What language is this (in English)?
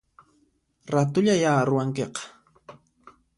Puno Quechua